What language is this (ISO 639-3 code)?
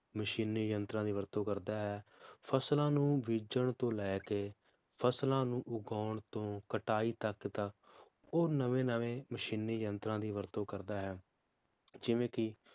pan